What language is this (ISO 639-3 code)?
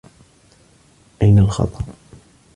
ara